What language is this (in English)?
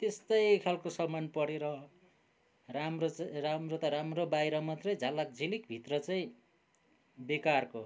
Nepali